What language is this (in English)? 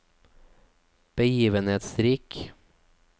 Norwegian